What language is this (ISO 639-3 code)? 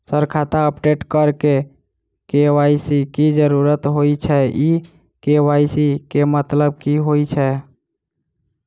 mai